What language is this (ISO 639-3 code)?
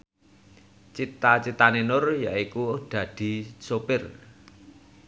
jav